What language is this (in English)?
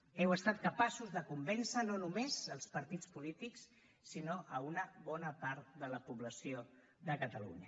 Catalan